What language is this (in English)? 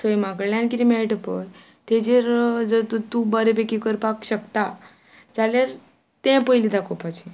Konkani